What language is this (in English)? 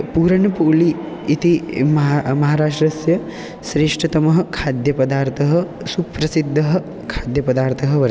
Sanskrit